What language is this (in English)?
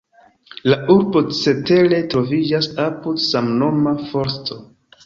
Esperanto